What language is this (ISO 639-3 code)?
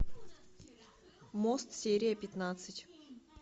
rus